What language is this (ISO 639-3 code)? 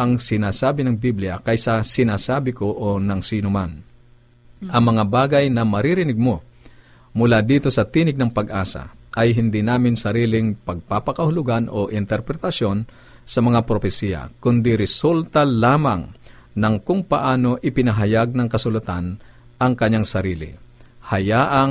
fil